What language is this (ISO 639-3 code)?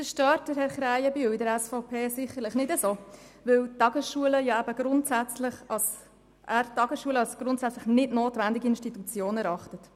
gsw